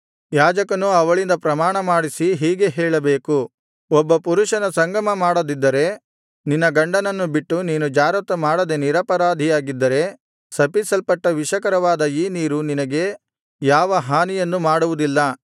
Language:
Kannada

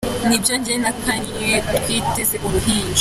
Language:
Kinyarwanda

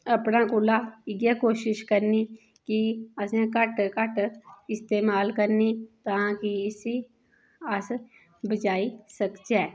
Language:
Dogri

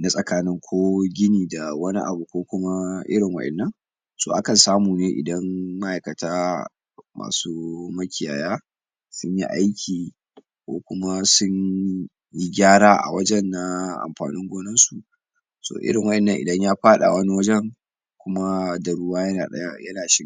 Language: Hausa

